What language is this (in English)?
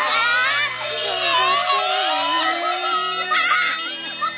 Japanese